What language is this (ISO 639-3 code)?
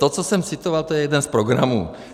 ces